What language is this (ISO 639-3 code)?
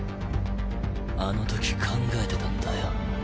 jpn